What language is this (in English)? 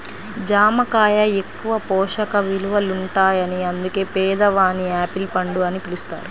Telugu